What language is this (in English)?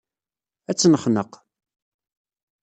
Kabyle